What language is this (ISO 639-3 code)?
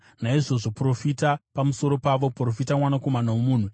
sna